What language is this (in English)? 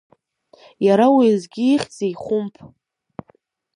Abkhazian